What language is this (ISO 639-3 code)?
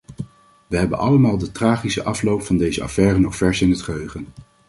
nld